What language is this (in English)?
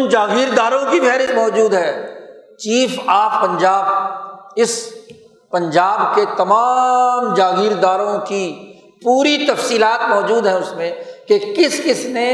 Urdu